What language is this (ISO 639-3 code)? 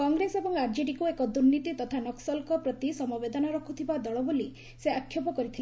ori